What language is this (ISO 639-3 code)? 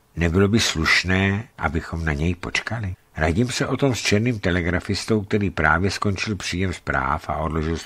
ces